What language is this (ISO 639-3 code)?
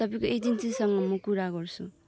nep